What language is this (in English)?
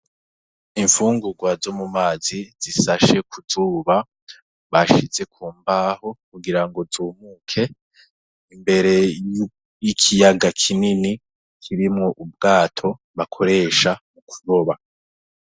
Rundi